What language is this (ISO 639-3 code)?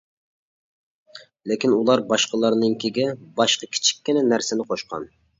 uig